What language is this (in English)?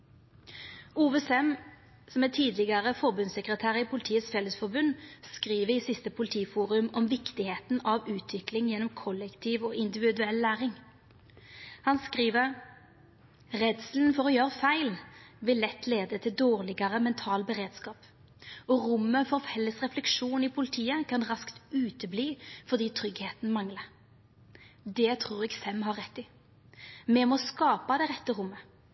Norwegian Nynorsk